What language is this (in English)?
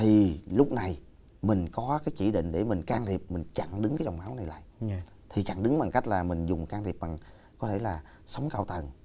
Vietnamese